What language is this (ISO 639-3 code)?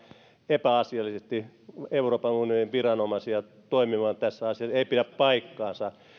fin